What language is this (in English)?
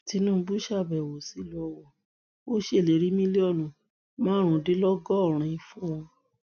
Yoruba